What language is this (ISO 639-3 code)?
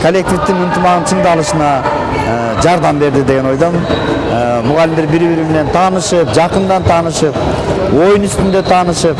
tur